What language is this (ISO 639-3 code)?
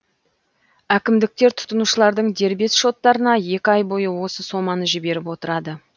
kaz